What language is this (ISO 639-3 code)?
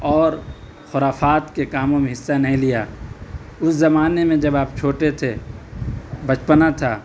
urd